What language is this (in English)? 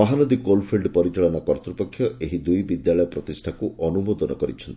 Odia